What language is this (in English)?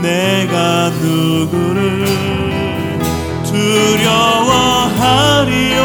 Korean